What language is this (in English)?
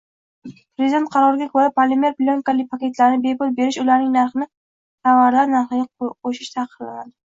Uzbek